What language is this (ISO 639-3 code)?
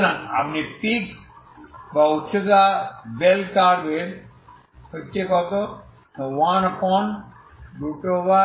ben